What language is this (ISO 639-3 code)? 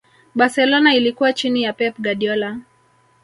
swa